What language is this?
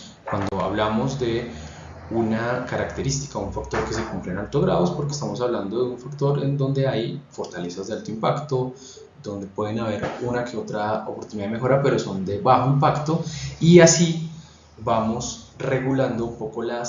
Spanish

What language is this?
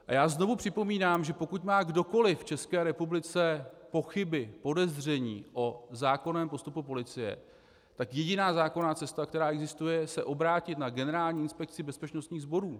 Czech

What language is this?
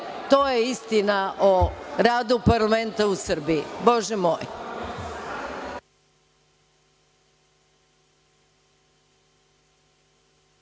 Serbian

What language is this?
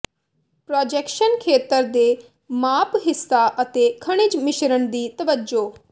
Punjabi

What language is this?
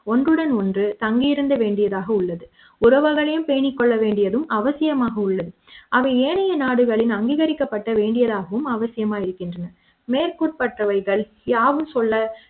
Tamil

